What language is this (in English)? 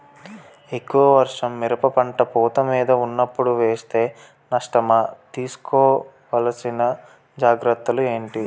Telugu